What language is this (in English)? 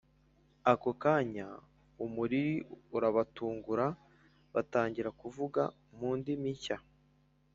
Kinyarwanda